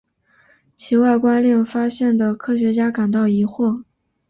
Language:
Chinese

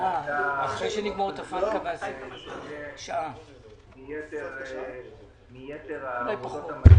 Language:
Hebrew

